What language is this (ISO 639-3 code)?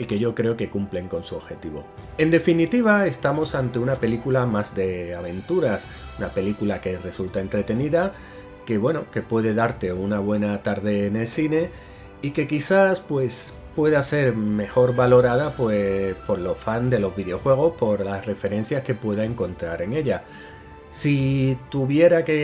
spa